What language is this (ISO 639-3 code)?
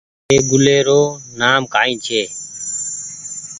gig